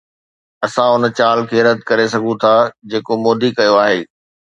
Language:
Sindhi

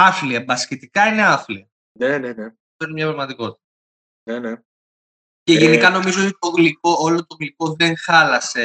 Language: Greek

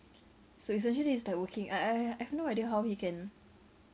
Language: English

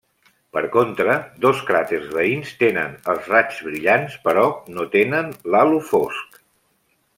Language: Catalan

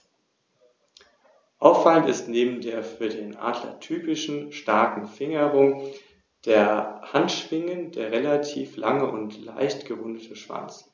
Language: German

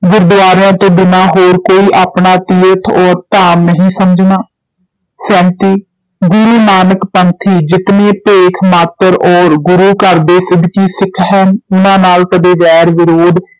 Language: Punjabi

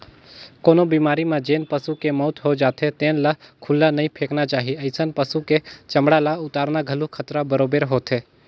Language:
Chhattisgarhi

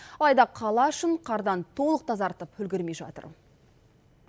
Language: Kazakh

